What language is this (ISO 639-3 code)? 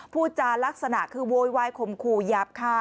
tha